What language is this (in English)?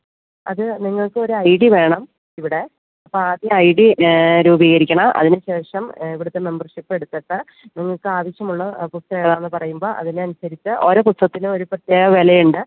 Malayalam